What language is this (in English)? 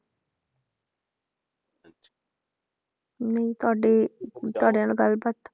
Punjabi